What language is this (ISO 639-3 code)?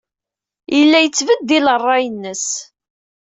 kab